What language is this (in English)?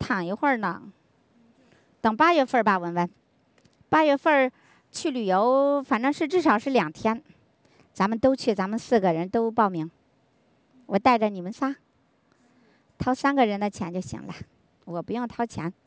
Chinese